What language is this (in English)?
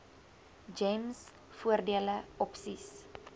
Afrikaans